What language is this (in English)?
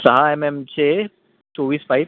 Marathi